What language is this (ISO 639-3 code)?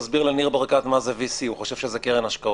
heb